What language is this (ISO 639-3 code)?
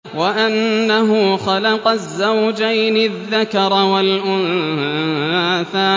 ara